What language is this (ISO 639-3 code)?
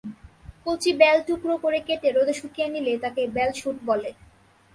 ben